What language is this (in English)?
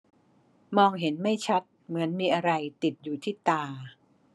Thai